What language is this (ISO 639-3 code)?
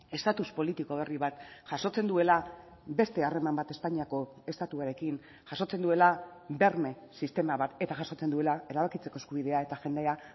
eus